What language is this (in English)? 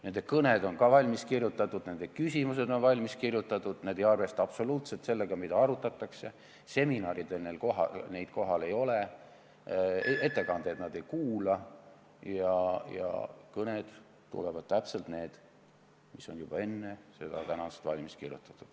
Estonian